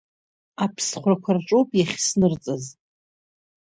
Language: Abkhazian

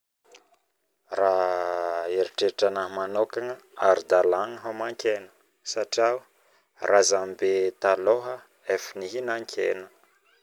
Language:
Northern Betsimisaraka Malagasy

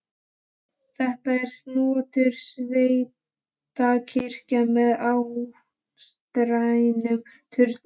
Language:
Icelandic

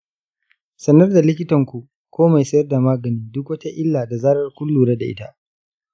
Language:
Hausa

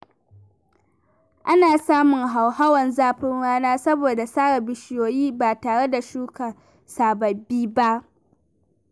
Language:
Hausa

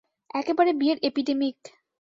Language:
Bangla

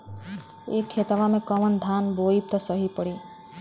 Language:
Bhojpuri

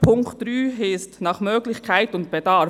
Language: Swiss German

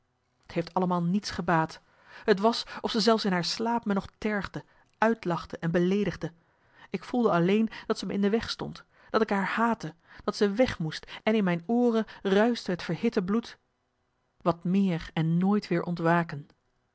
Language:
Dutch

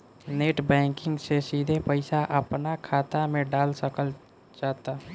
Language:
Bhojpuri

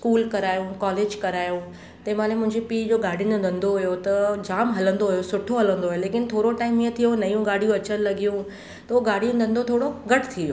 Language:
Sindhi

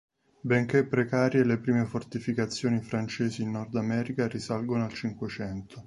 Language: Italian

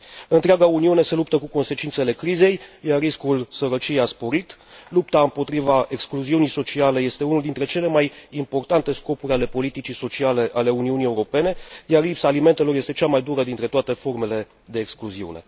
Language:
Romanian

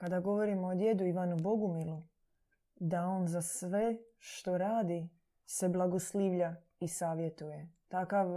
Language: Croatian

